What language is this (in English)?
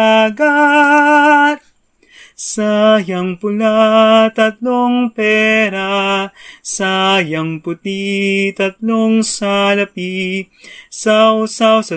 Filipino